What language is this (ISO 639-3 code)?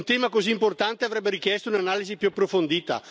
ita